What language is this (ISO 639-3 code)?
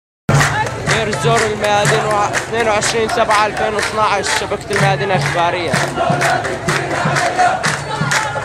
ara